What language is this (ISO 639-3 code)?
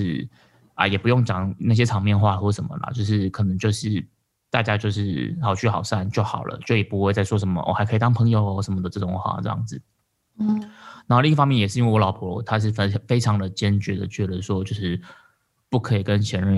zho